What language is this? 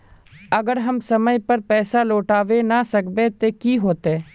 Magahi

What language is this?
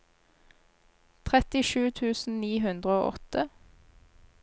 Norwegian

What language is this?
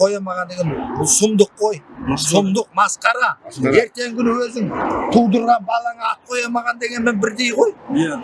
Turkish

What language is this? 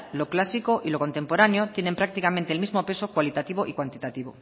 Spanish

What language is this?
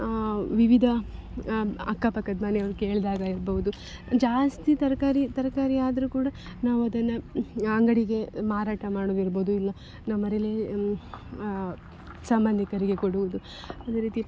Kannada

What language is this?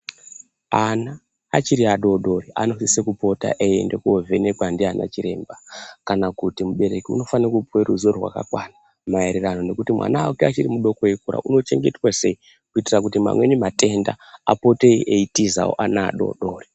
Ndau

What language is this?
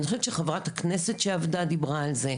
Hebrew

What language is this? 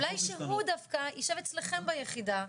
Hebrew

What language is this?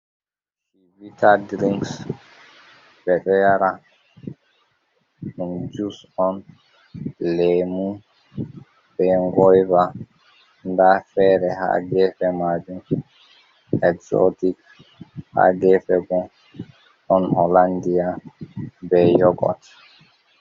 Fula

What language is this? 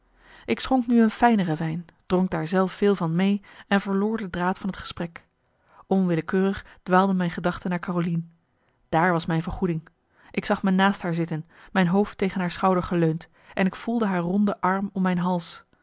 Dutch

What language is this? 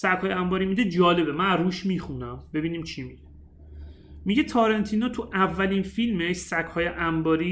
Persian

